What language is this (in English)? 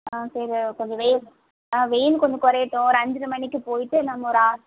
Tamil